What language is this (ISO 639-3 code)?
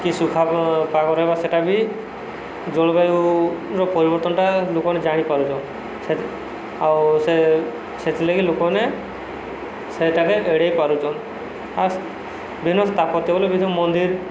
ori